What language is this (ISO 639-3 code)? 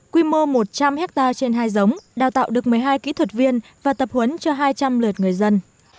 vie